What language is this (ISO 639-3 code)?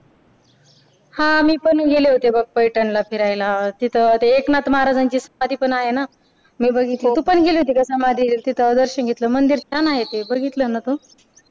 mar